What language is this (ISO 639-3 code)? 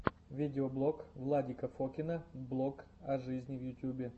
rus